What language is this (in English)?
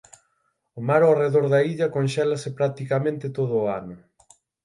Galician